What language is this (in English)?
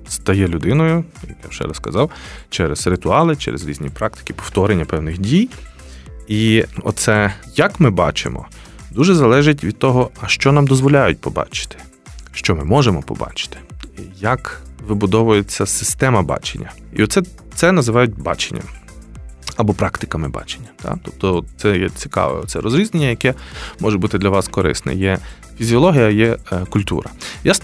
Ukrainian